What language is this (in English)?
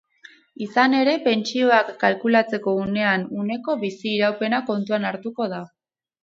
Basque